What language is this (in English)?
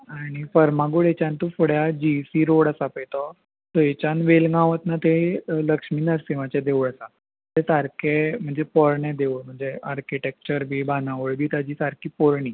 Konkani